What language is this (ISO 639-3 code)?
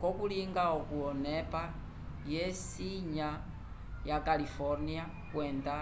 umb